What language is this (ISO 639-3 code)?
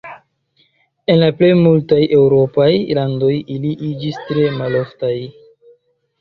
epo